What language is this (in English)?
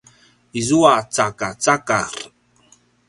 Paiwan